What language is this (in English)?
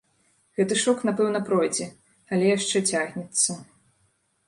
Belarusian